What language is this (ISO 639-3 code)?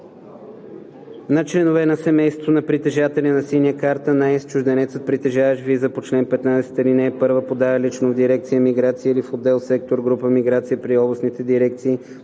bul